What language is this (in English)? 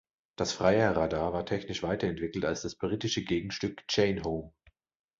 German